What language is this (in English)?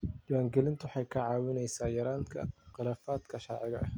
Somali